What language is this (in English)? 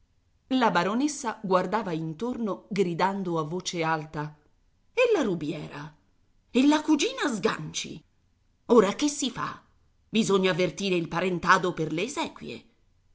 Italian